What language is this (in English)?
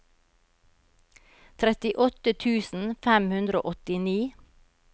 Norwegian